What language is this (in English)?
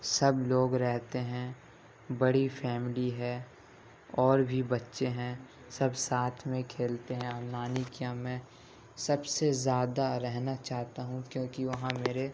Urdu